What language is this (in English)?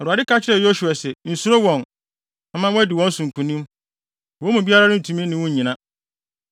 Akan